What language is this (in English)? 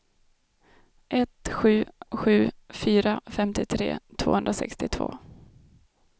Swedish